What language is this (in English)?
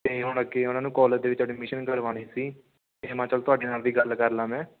Punjabi